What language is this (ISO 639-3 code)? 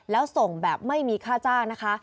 tha